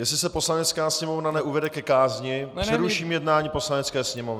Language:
Czech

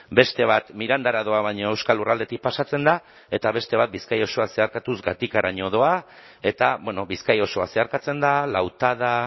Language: Basque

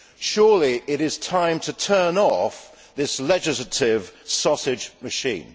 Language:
English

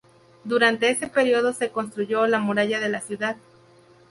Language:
Spanish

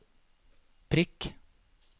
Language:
Norwegian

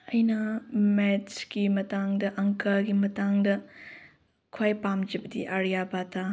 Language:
Manipuri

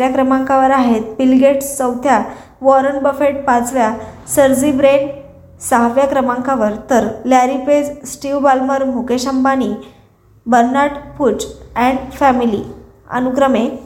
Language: Marathi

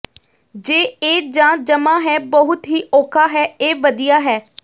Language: Punjabi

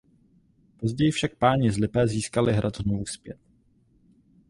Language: Czech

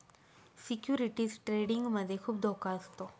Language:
Marathi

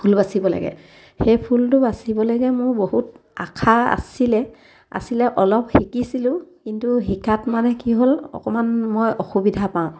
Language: Assamese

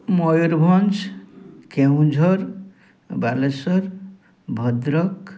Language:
Odia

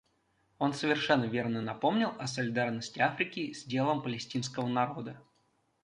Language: Russian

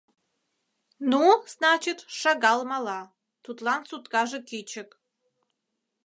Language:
Mari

